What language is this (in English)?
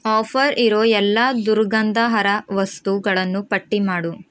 Kannada